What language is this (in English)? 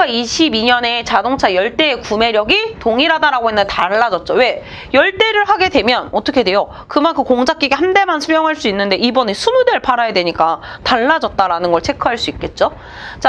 Korean